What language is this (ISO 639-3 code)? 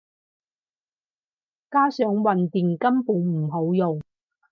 yue